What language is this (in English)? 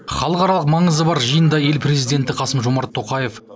Kazakh